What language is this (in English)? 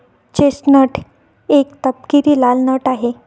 Marathi